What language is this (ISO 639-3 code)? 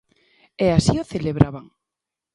glg